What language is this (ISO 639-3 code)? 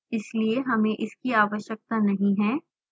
hin